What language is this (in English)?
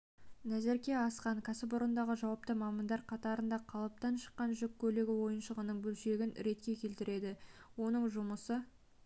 Kazakh